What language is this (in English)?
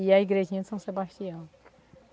Portuguese